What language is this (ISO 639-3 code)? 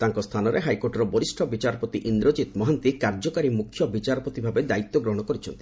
ori